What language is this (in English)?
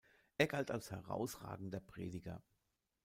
German